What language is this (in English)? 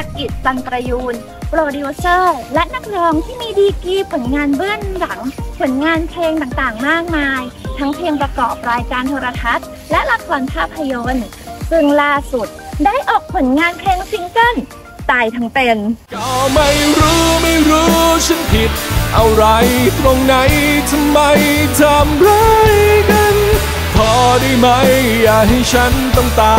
Thai